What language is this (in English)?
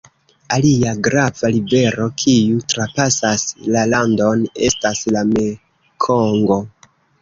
Esperanto